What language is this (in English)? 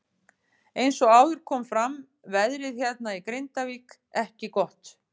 Icelandic